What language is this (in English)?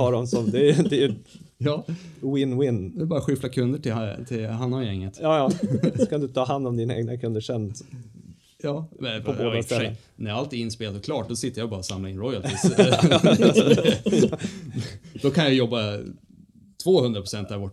Swedish